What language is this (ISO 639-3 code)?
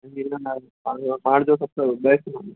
snd